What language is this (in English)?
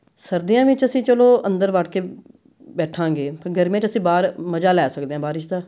Punjabi